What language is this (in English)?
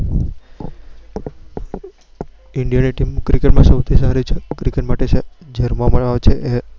Gujarati